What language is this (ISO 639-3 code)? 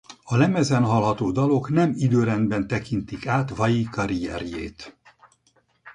hun